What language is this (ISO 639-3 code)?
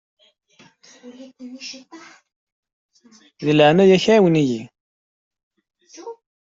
kab